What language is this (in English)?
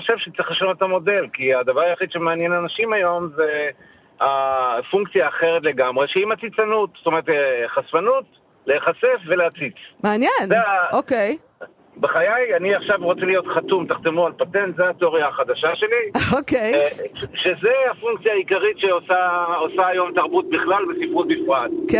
Hebrew